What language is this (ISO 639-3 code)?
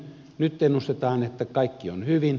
fin